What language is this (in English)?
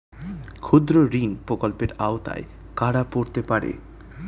Bangla